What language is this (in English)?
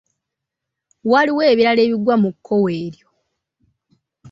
Ganda